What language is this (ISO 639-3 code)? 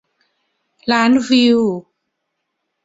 tha